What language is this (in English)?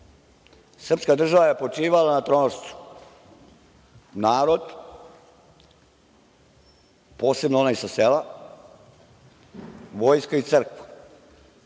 Serbian